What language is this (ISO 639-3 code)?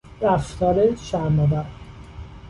fas